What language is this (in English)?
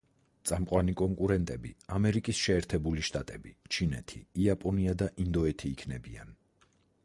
Georgian